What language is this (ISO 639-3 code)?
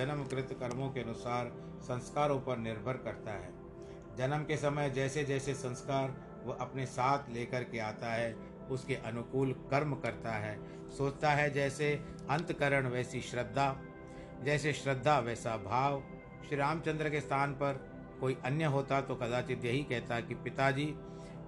hin